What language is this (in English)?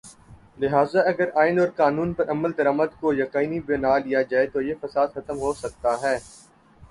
Urdu